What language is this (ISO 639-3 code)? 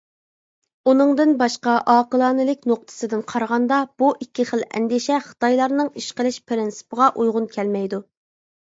uig